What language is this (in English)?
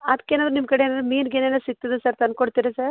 Kannada